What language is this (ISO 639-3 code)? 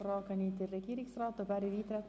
gsw